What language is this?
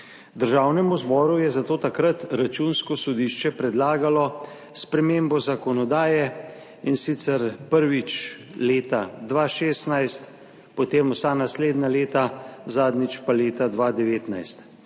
Slovenian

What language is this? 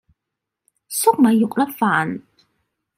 Cantonese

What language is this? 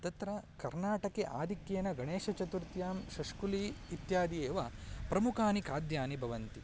Sanskrit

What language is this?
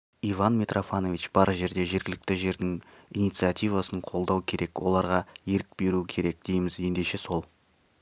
Kazakh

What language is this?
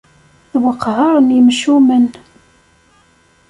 Kabyle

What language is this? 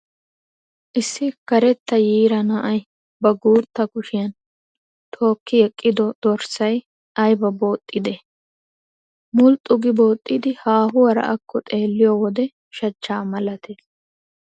Wolaytta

